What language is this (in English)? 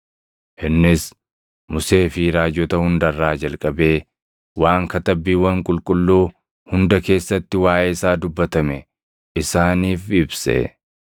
Oromo